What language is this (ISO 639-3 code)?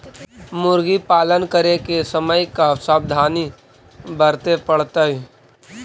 mag